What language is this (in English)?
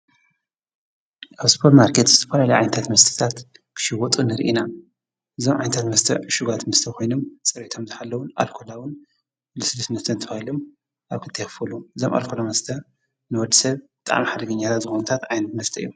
Tigrinya